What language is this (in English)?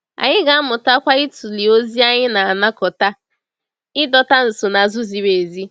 Igbo